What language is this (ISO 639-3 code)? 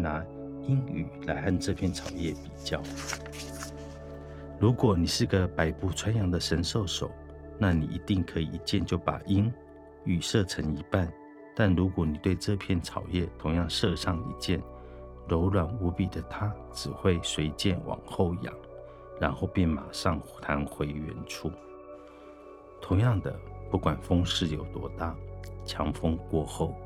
zho